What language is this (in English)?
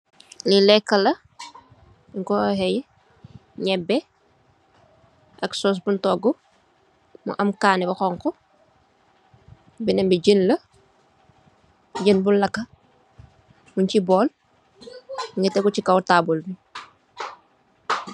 Wolof